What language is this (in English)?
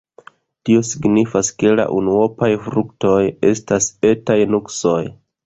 Esperanto